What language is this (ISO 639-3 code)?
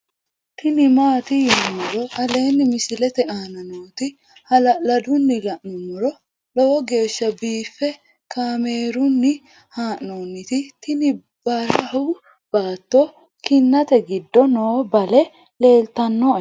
sid